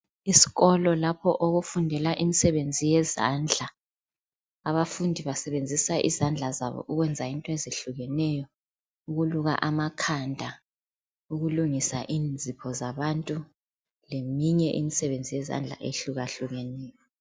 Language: North Ndebele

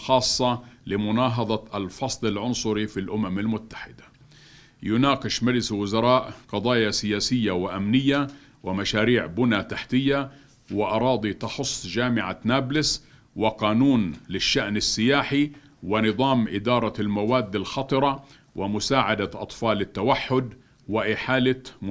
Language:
Arabic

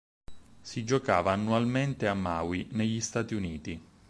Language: Italian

